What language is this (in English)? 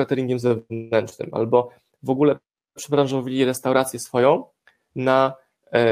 Polish